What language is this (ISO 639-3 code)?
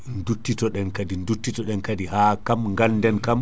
ful